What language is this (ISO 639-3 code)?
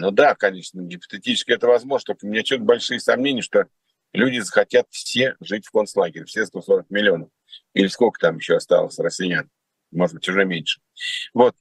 rus